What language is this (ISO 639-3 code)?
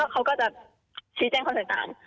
tha